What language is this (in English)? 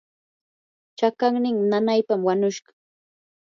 Yanahuanca Pasco Quechua